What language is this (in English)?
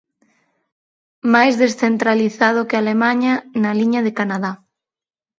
Galician